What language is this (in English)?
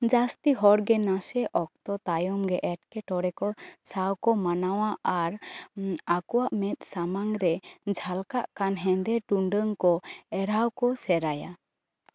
Santali